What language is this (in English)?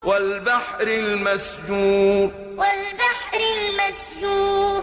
Arabic